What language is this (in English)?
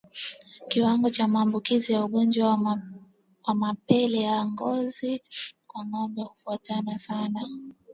Swahili